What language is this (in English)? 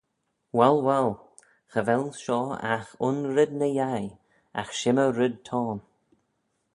Manx